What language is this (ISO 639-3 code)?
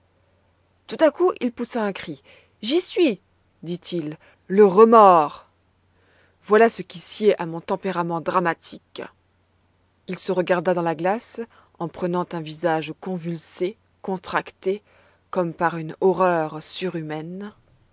fra